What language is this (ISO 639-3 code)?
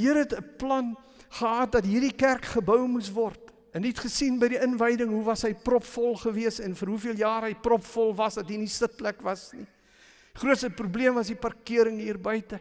nld